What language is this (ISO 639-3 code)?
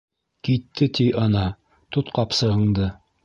bak